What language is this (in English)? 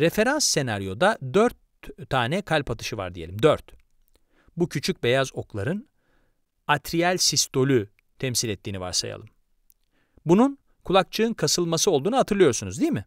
Turkish